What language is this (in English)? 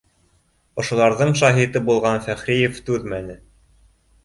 Bashkir